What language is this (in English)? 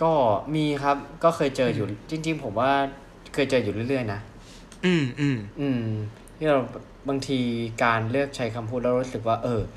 Thai